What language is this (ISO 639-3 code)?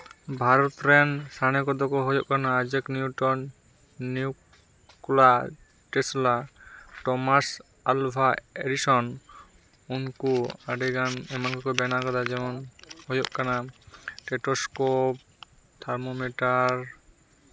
sat